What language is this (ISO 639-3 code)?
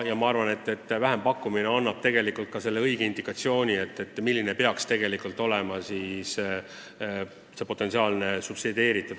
est